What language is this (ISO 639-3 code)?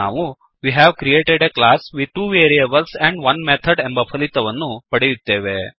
kan